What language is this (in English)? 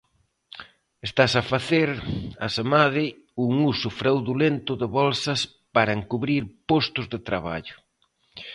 Galician